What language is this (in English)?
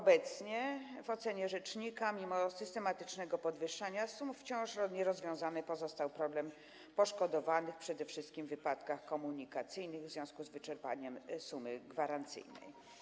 Polish